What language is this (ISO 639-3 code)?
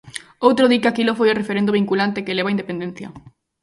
glg